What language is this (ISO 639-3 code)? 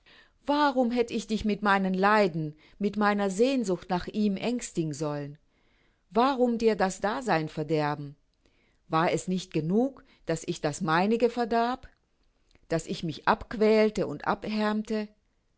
deu